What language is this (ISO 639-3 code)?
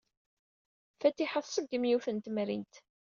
kab